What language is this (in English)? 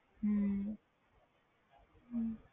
Punjabi